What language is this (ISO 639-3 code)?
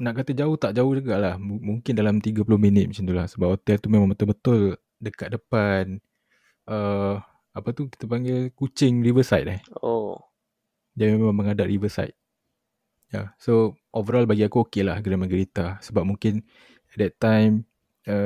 msa